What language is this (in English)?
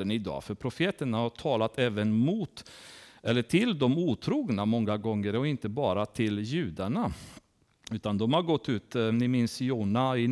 Swedish